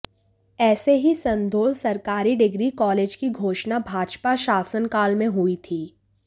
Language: Hindi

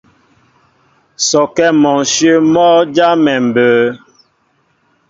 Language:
Mbo (Cameroon)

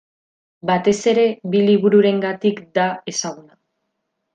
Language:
Basque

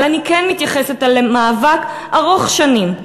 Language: Hebrew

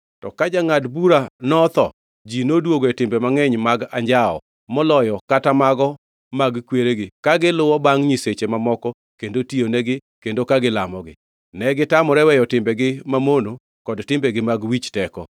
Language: Luo (Kenya and Tanzania)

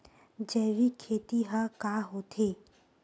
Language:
Chhattisgarhi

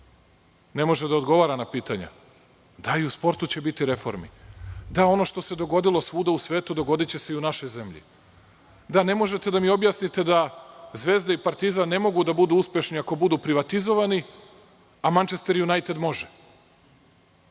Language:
Serbian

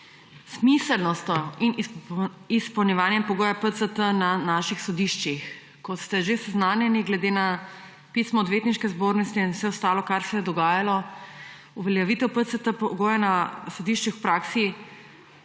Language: Slovenian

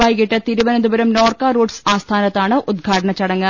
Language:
Malayalam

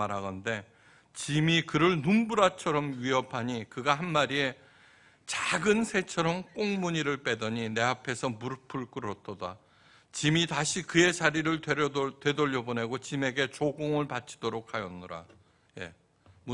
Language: Korean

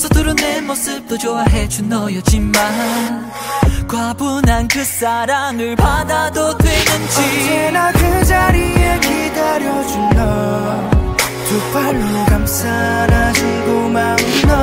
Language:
Korean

